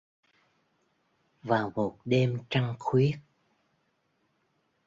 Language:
Vietnamese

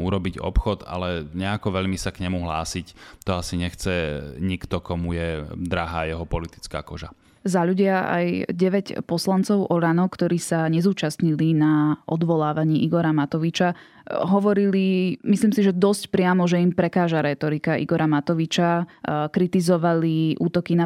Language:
Slovak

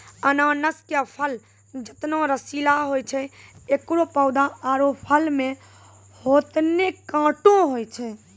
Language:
Maithili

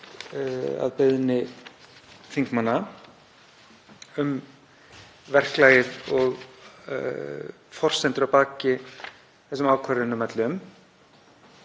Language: Icelandic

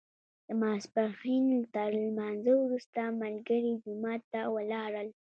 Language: Pashto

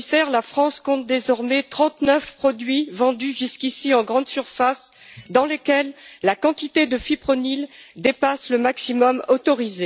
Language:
French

